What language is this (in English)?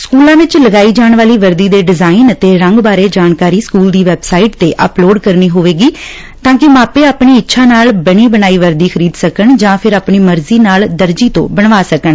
Punjabi